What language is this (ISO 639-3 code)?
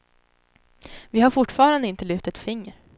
swe